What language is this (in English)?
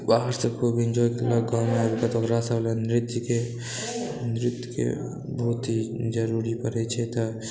Maithili